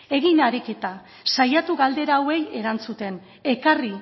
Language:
Basque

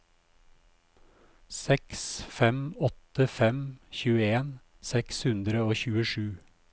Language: Norwegian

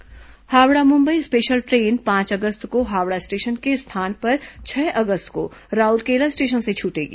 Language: Hindi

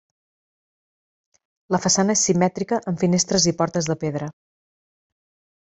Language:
Catalan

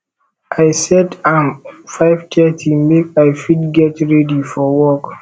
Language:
Nigerian Pidgin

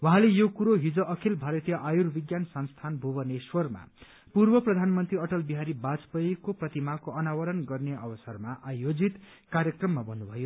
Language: Nepali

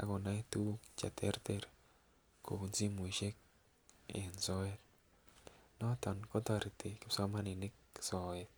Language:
Kalenjin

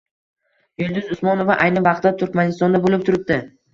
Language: Uzbek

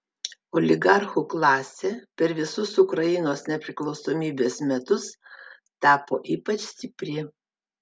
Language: Lithuanian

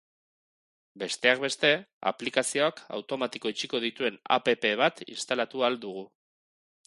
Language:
Basque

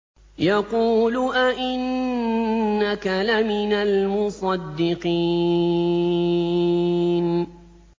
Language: Arabic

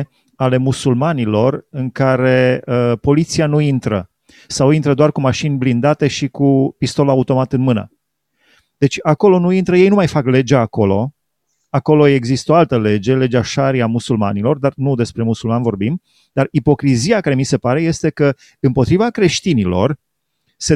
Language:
Romanian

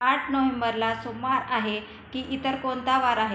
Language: Marathi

